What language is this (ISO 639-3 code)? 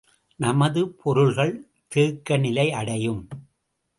tam